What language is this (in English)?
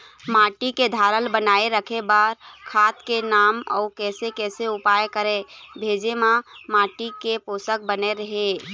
Chhattisgarhi